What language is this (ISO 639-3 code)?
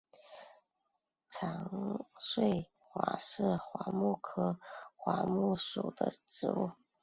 zho